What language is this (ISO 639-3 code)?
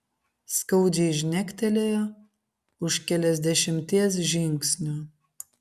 lit